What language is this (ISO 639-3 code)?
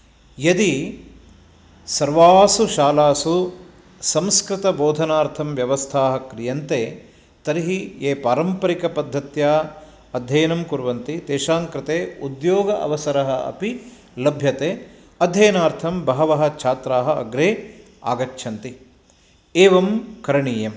san